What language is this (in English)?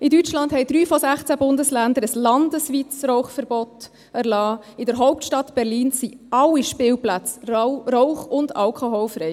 Swiss German